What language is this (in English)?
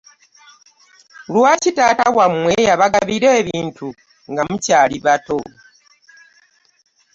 Ganda